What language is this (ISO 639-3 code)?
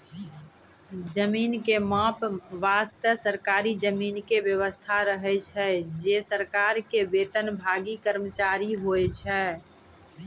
mai